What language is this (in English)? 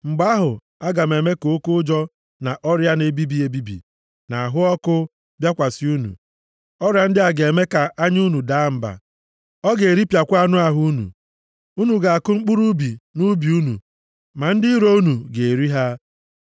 Igbo